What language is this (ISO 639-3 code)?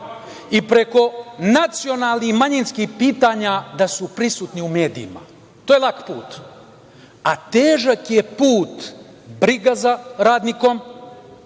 srp